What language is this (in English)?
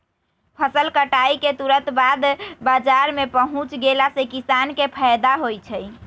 Magahi